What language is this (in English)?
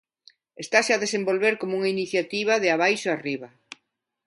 Galician